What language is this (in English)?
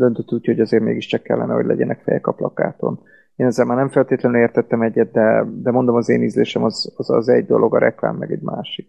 Hungarian